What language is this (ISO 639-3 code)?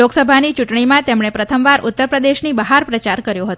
guj